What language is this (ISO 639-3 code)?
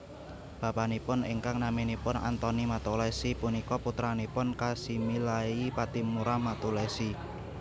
jav